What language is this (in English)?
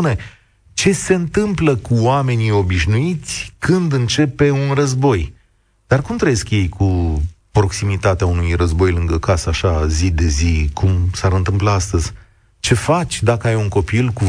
Romanian